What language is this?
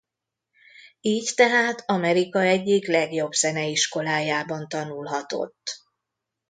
Hungarian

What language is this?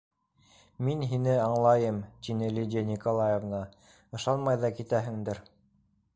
Bashkir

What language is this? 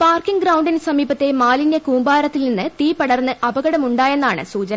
Malayalam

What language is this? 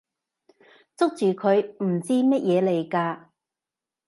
Cantonese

